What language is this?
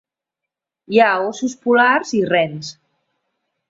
Catalan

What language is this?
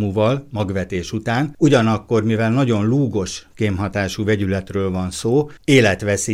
Hungarian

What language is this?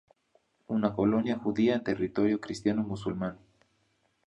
Spanish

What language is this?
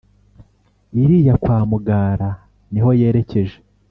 Kinyarwanda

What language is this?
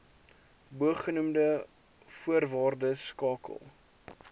Afrikaans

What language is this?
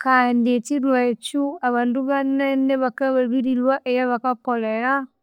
Konzo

